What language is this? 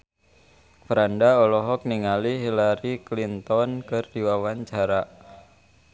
Sundanese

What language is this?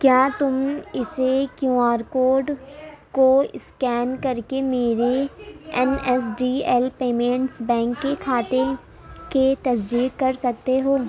Urdu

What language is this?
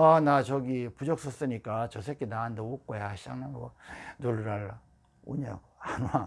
Korean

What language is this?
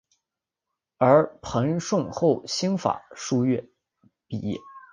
Chinese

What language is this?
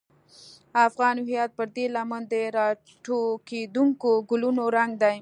Pashto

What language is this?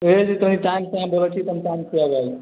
Maithili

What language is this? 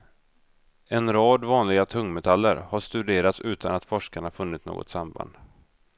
Swedish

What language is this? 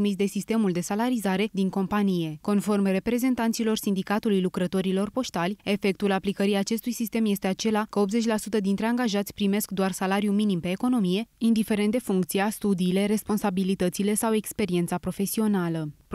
Romanian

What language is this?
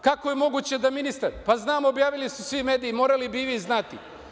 Serbian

